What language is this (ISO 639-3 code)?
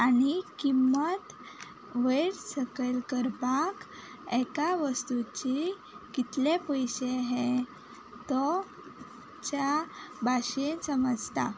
kok